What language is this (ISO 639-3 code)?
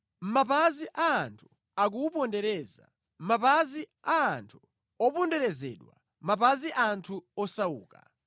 nya